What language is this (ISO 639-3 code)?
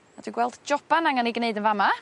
cym